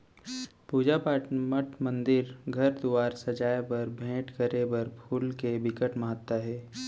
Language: Chhattisgarhi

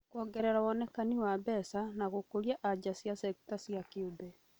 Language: Kikuyu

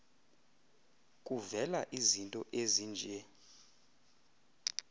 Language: Xhosa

